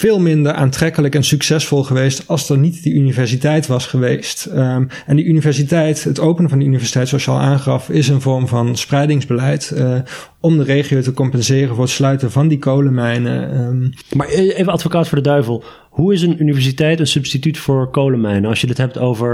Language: Dutch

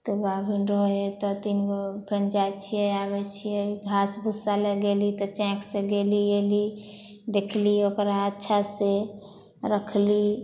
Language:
Maithili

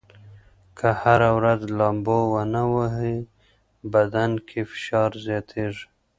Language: Pashto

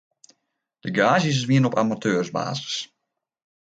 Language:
Western Frisian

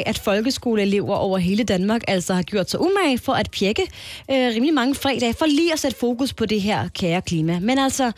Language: Danish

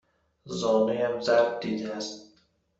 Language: Persian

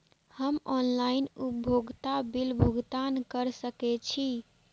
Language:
Maithili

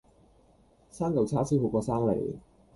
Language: Cantonese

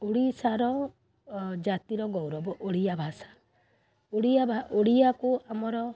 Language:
Odia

